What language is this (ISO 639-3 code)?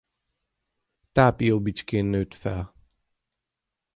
hun